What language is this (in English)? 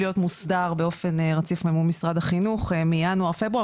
Hebrew